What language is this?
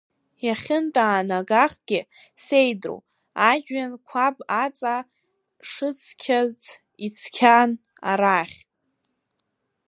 Abkhazian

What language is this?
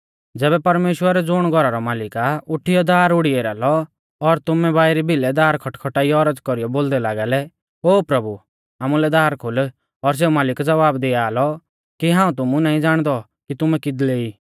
Mahasu Pahari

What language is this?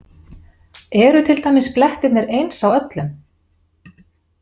Icelandic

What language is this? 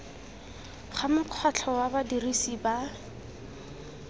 Tswana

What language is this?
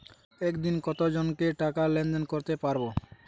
Bangla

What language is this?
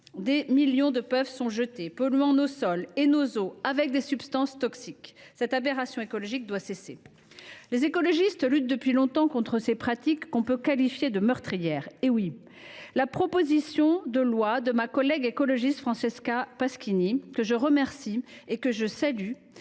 French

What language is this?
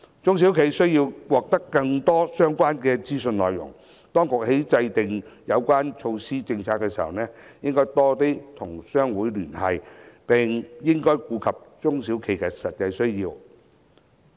Cantonese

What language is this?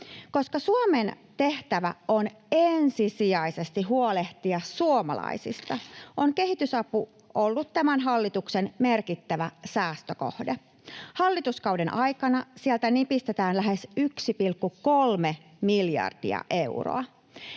Finnish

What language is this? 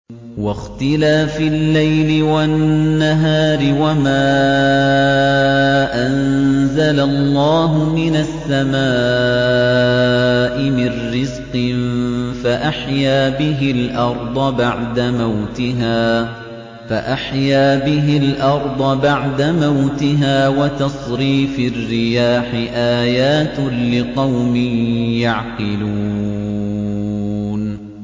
Arabic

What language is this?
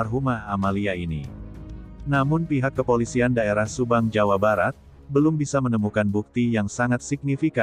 Indonesian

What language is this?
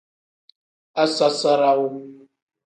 Tem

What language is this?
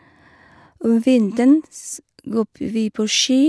Norwegian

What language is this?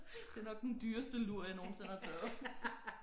Danish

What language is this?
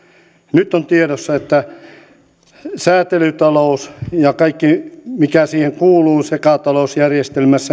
Finnish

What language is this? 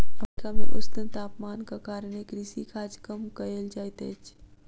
Maithili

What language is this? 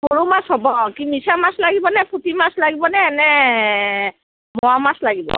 Assamese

